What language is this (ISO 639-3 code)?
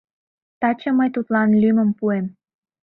chm